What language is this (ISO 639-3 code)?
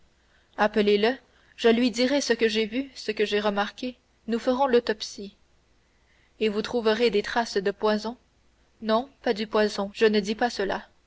fra